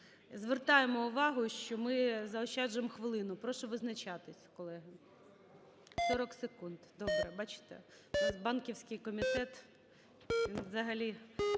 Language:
Ukrainian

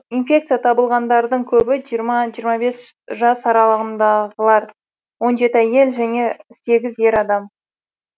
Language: Kazakh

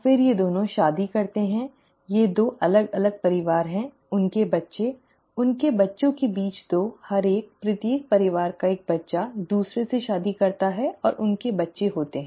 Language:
Hindi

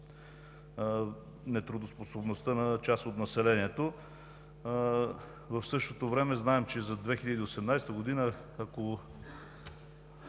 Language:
Bulgarian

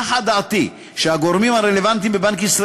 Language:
Hebrew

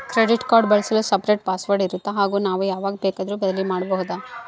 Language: Kannada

